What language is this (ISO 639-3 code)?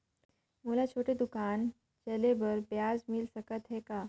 hne